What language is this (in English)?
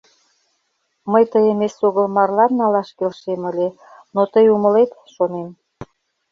Mari